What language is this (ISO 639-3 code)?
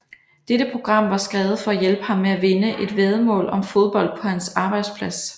dan